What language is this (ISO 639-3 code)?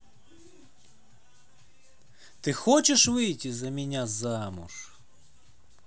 rus